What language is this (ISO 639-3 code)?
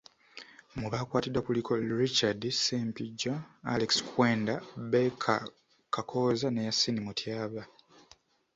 lug